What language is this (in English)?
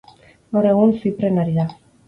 Basque